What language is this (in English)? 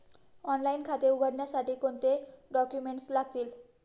Marathi